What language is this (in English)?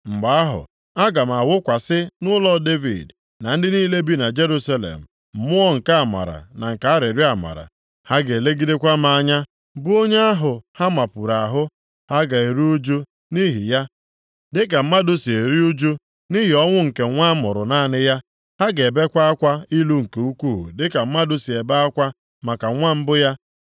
Igbo